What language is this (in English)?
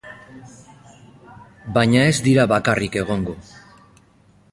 Basque